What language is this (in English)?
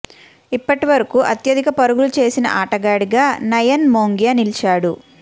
Telugu